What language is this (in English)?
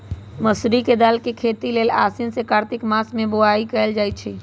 Magahi